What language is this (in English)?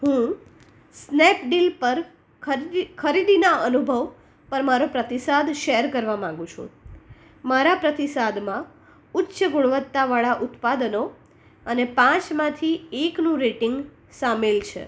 Gujarati